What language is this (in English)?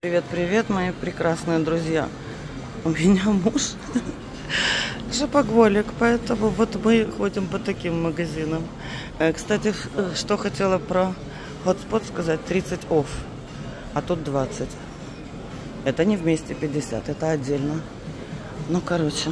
Russian